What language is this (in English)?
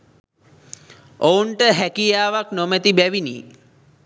Sinhala